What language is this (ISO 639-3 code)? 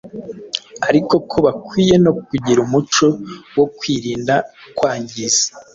kin